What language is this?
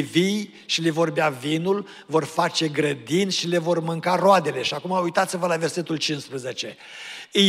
Romanian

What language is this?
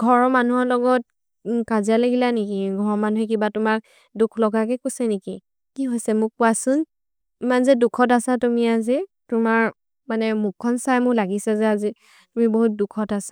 Maria (India)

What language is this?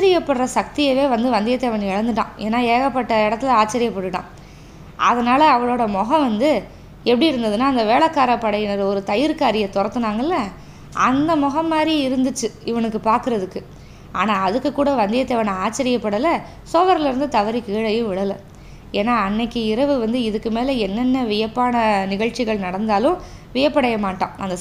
Tamil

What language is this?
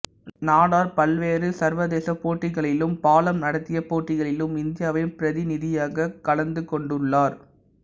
Tamil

